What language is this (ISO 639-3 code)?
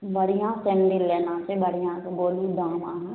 mai